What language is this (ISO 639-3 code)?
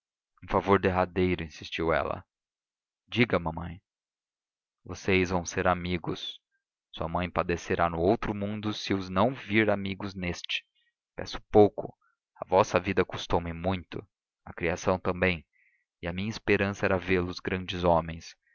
por